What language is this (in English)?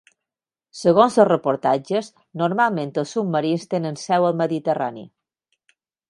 Catalan